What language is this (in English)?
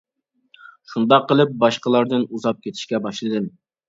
Uyghur